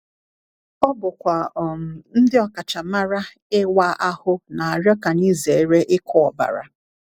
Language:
Igbo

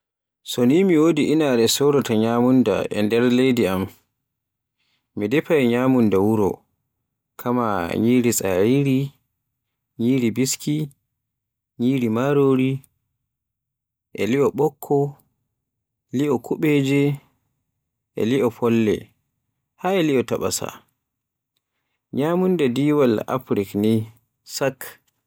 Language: Borgu Fulfulde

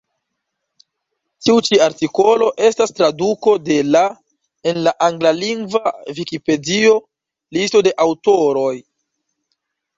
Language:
Esperanto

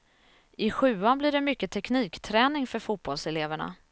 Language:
Swedish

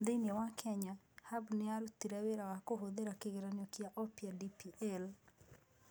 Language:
Kikuyu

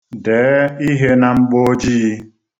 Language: Igbo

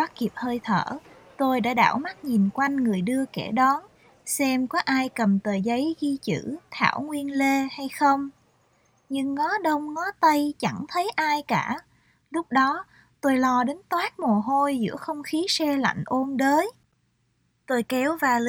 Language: Vietnamese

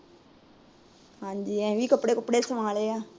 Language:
Punjabi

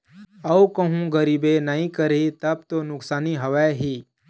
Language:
Chhattisgarhi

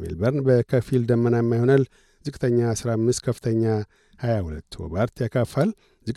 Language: Amharic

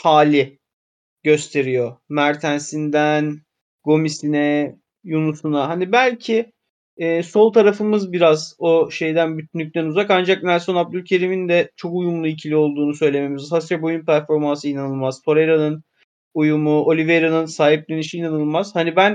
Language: Turkish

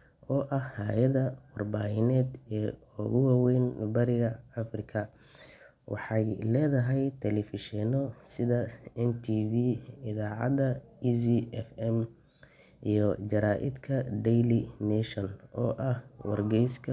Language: Somali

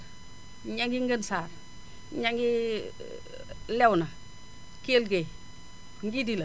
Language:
Wolof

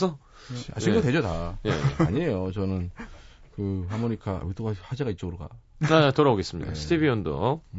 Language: Korean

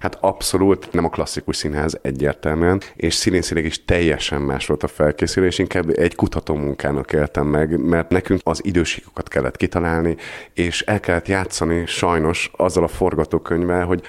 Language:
Hungarian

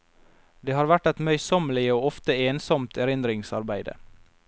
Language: Norwegian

